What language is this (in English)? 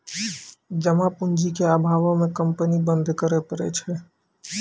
Maithili